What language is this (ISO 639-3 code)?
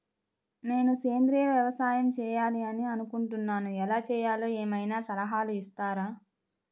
tel